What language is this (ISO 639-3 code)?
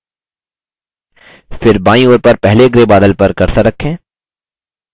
hin